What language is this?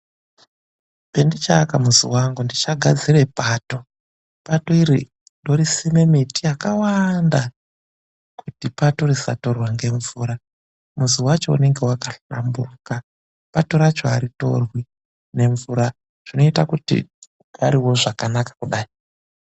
Ndau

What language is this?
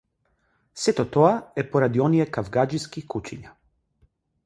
Macedonian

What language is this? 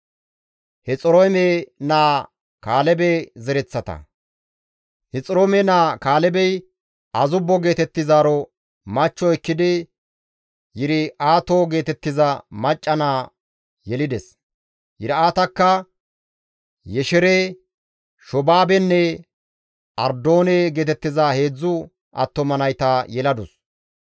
Gamo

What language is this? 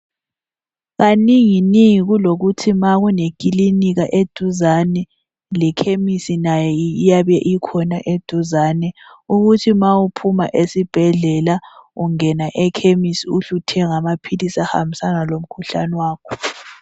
North Ndebele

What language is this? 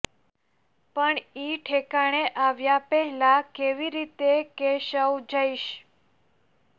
Gujarati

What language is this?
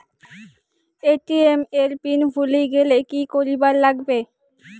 Bangla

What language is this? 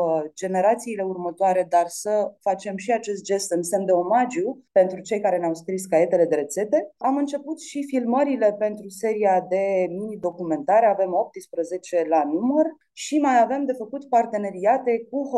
Romanian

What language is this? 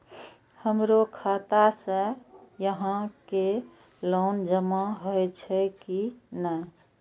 Maithili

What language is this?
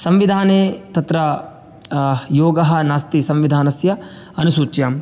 Sanskrit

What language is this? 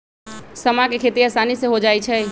Magahi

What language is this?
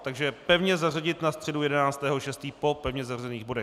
Czech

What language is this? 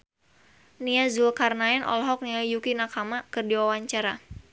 Sundanese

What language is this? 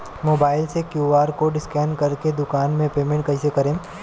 Bhojpuri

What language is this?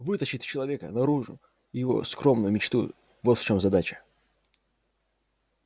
Russian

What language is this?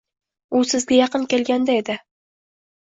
Uzbek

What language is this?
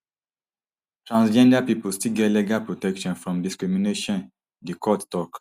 Nigerian Pidgin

